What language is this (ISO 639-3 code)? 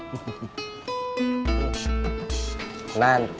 ind